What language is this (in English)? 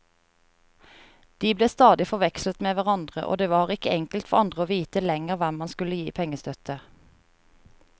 Norwegian